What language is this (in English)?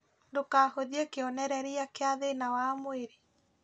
Kikuyu